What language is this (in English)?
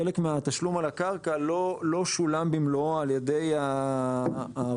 Hebrew